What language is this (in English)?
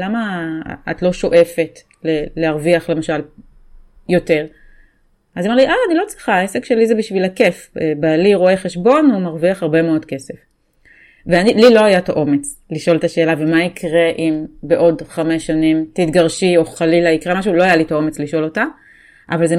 Hebrew